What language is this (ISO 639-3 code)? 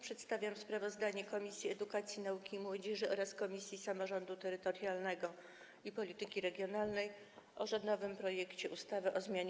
pol